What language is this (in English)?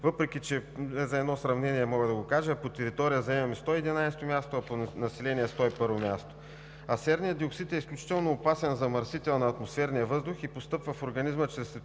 Bulgarian